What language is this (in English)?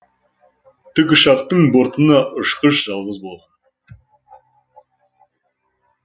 Kazakh